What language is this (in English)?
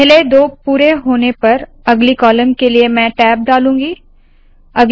Hindi